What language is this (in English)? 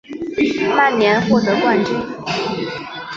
Chinese